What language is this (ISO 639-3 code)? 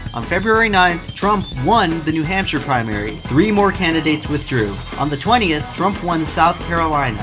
eng